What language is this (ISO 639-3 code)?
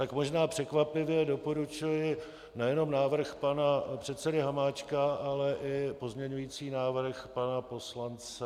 ces